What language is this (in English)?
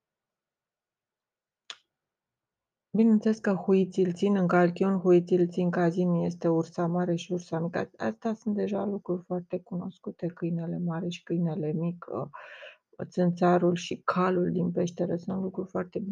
Romanian